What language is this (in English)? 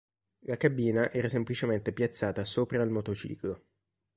Italian